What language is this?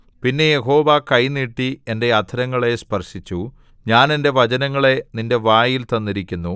Malayalam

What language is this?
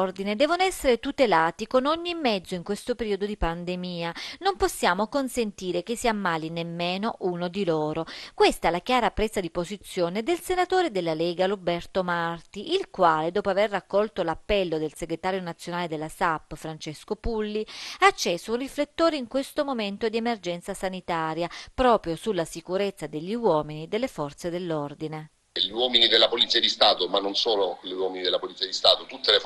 Italian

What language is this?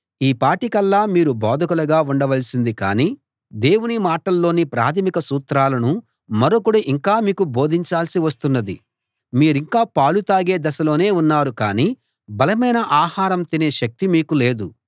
Telugu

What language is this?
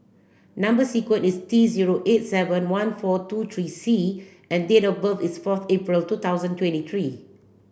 English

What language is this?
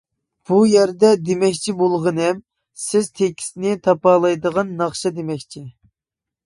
Uyghur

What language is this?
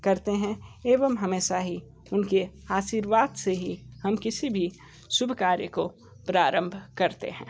Hindi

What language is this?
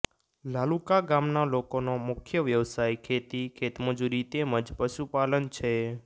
Gujarati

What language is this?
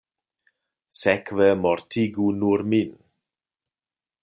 Esperanto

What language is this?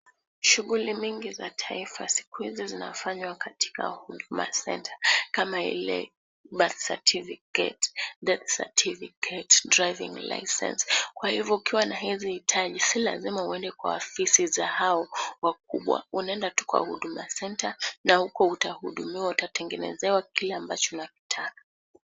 Swahili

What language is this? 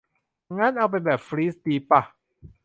Thai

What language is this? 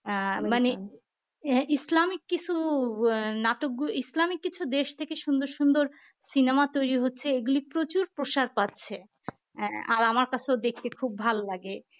Bangla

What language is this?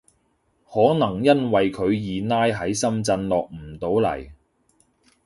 Cantonese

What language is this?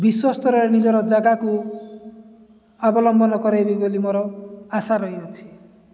Odia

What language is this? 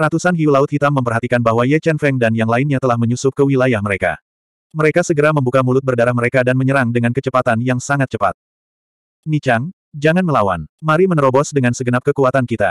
Indonesian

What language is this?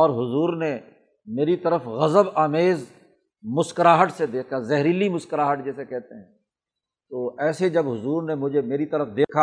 Urdu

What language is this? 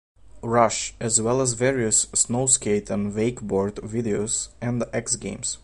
English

